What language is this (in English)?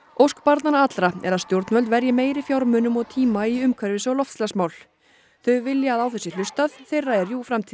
Icelandic